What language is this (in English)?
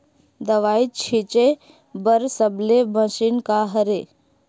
Chhattisgarhi